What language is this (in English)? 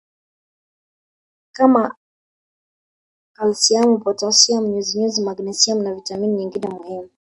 Swahili